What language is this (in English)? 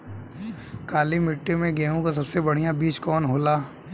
Bhojpuri